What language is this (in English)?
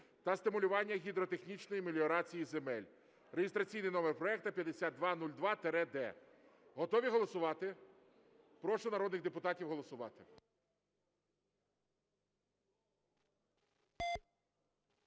Ukrainian